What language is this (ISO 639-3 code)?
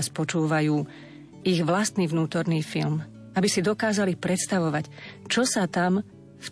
slk